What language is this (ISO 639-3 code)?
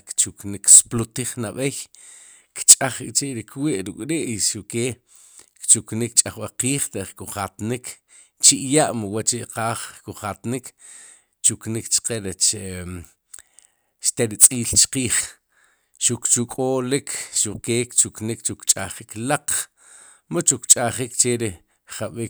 qum